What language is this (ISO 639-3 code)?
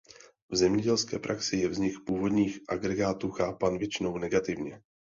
ces